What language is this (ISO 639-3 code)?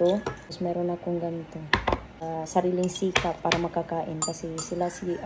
fil